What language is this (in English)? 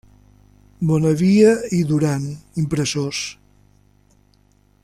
Catalan